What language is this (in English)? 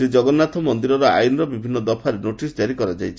Odia